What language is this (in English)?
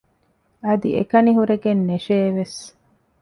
Divehi